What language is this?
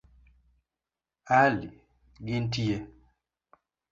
Luo (Kenya and Tanzania)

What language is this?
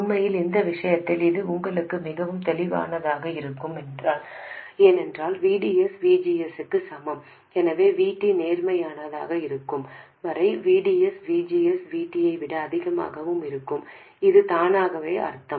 Tamil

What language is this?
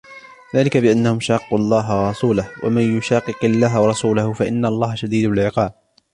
Arabic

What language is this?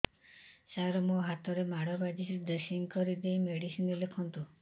Odia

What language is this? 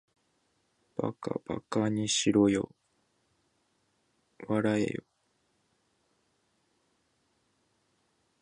Japanese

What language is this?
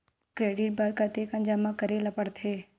Chhattisgarhi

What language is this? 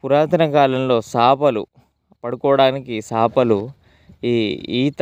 Telugu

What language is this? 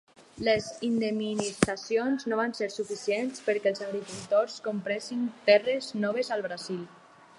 Catalan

